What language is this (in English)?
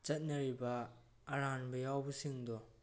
Manipuri